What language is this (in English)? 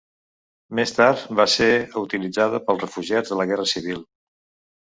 Catalan